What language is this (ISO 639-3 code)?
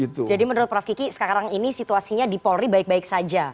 ind